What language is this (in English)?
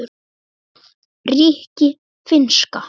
Icelandic